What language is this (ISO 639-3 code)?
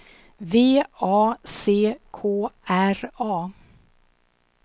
swe